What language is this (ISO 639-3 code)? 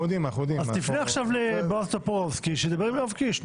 heb